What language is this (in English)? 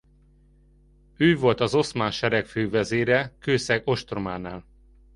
Hungarian